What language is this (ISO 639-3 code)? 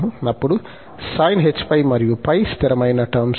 tel